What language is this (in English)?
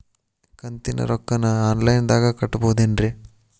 Kannada